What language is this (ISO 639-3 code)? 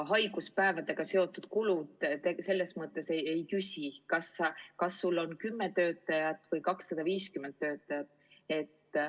est